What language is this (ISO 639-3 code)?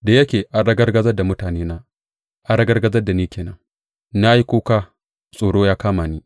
hau